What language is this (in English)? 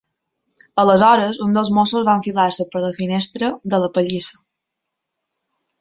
Catalan